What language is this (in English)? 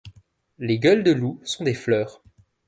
French